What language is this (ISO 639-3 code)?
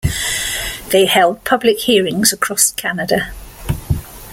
eng